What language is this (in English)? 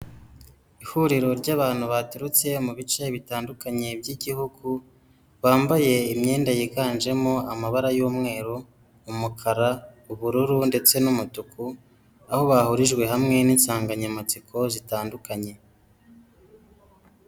Kinyarwanda